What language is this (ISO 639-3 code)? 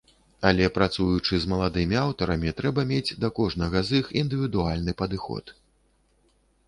bel